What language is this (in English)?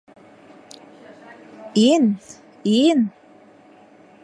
Bashkir